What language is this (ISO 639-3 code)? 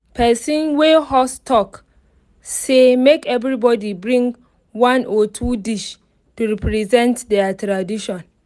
pcm